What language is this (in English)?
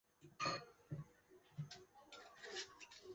Chinese